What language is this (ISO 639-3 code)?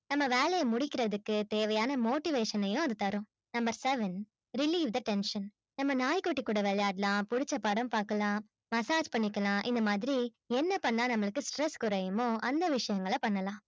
tam